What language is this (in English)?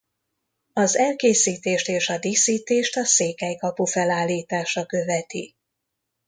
Hungarian